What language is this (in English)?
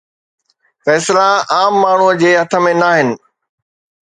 Sindhi